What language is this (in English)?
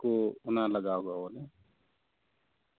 Santali